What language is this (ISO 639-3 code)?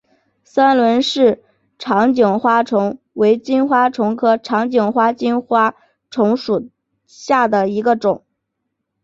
zho